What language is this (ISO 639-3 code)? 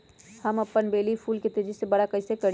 mag